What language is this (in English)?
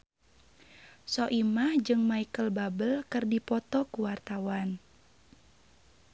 Sundanese